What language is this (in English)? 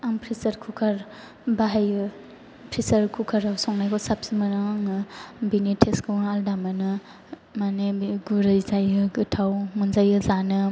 Bodo